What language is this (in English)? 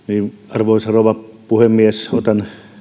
Finnish